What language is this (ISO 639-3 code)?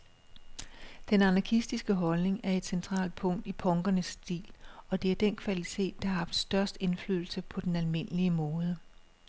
dan